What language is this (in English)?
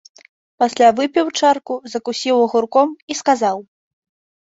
Belarusian